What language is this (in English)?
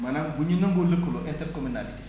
Wolof